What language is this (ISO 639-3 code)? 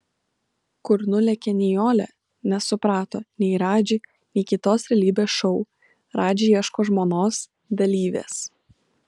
lit